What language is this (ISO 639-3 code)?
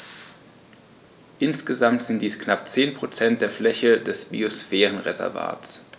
deu